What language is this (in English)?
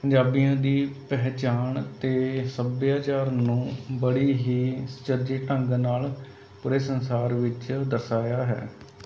Punjabi